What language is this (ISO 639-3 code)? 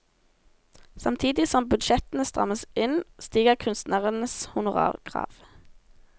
nor